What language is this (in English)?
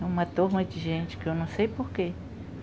Portuguese